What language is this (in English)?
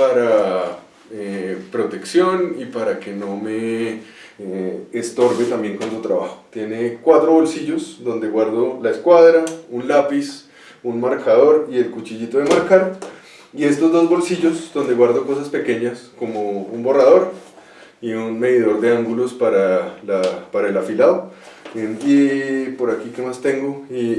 Spanish